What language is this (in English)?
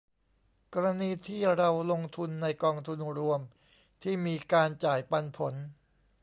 Thai